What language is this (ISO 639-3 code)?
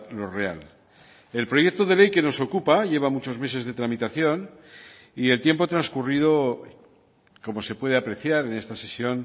spa